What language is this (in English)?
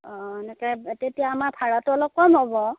Assamese